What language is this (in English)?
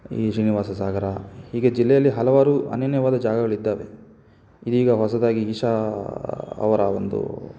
Kannada